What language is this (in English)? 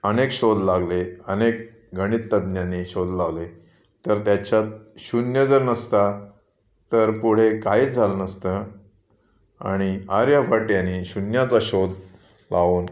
Marathi